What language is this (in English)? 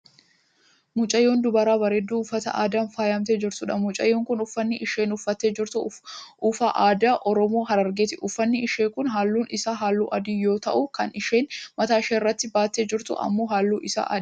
Oromo